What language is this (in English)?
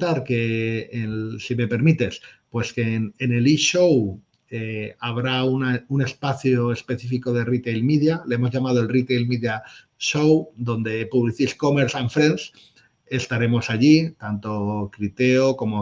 Spanish